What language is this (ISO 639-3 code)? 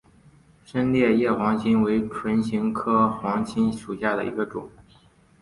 zho